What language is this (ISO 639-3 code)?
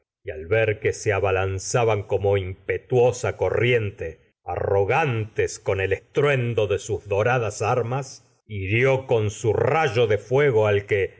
spa